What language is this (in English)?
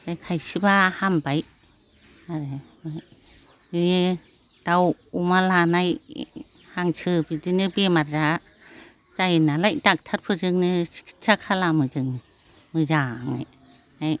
Bodo